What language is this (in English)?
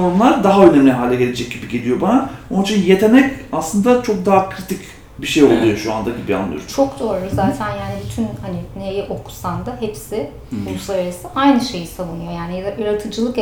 Turkish